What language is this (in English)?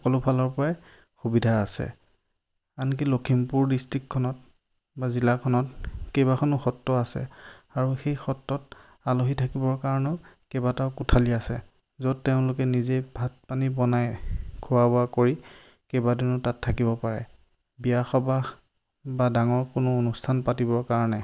Assamese